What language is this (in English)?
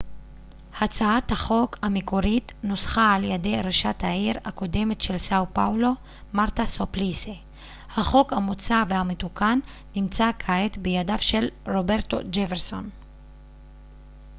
Hebrew